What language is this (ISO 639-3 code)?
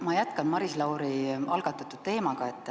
est